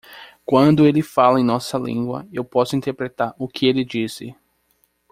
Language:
Portuguese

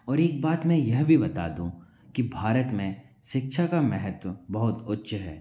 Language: Hindi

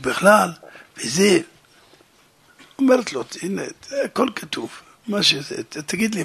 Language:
Hebrew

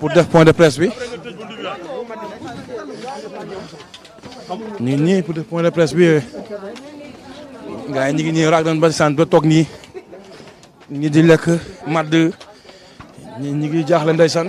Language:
French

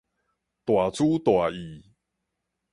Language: Min Nan Chinese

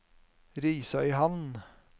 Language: Norwegian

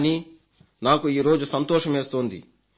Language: Telugu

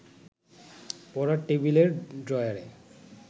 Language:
Bangla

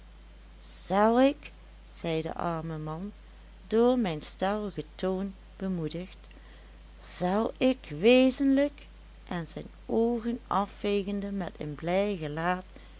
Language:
Dutch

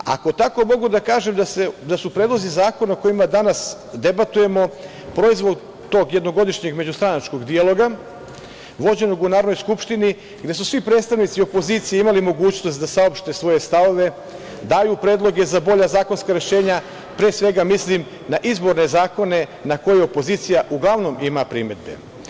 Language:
Serbian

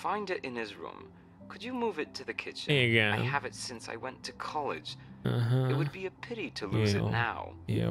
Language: Hungarian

